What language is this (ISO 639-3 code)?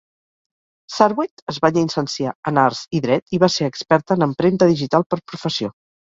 cat